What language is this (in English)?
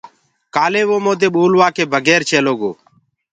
Gurgula